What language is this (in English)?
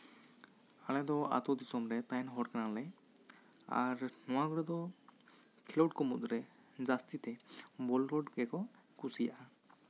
Santali